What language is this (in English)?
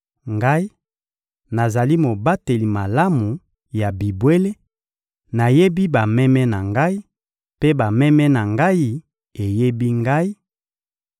Lingala